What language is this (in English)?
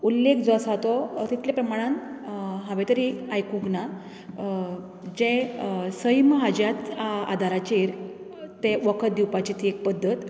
Konkani